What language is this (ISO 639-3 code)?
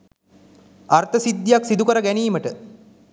sin